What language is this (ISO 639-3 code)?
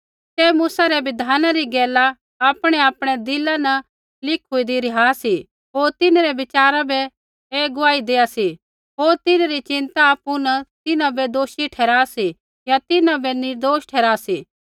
kfx